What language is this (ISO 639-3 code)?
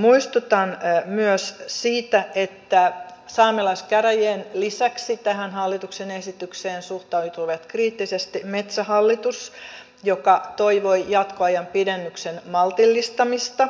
fin